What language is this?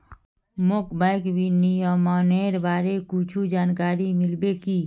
Magahi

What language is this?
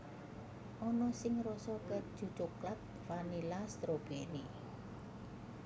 Javanese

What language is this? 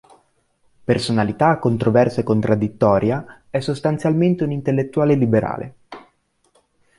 Italian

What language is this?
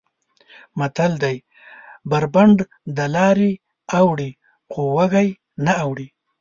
Pashto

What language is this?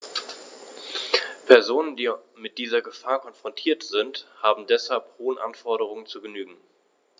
German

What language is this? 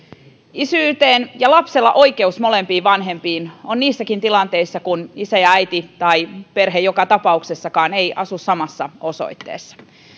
Finnish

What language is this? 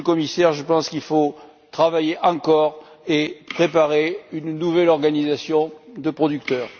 French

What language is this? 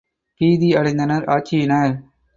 Tamil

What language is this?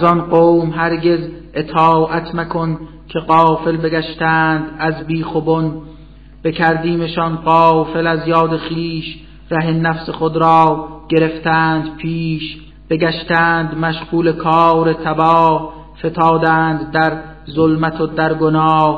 Persian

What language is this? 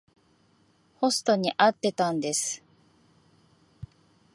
Japanese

